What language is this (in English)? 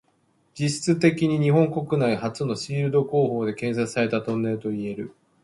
Japanese